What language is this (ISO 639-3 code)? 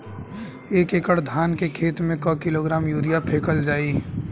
bho